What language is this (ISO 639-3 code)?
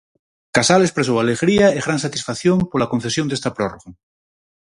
glg